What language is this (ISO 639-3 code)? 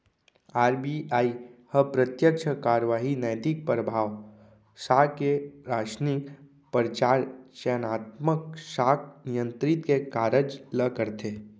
hne